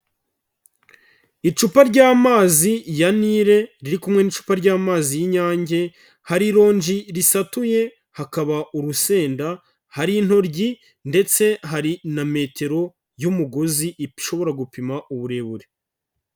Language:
Kinyarwanda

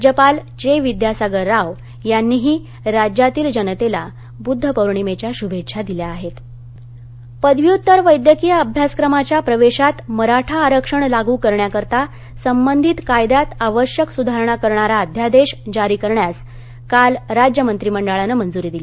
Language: Marathi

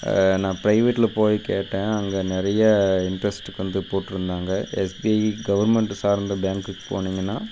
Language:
Tamil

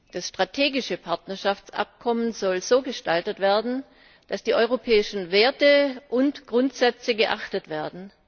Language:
German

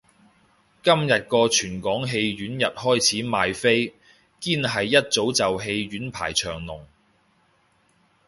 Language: Cantonese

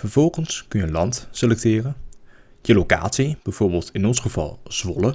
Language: Dutch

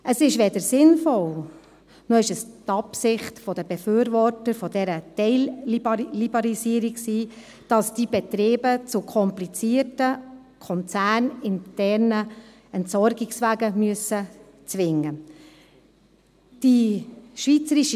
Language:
Swiss German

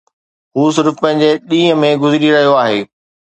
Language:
Sindhi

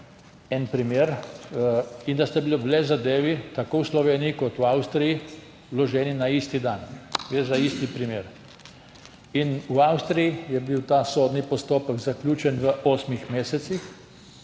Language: Slovenian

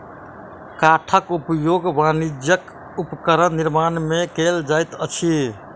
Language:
Maithili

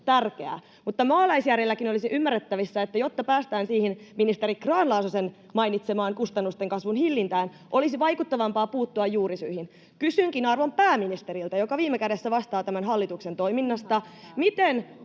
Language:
Finnish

